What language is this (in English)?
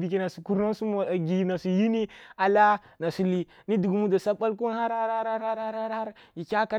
Kulung (Nigeria)